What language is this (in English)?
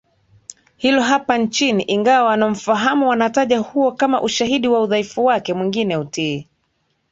Swahili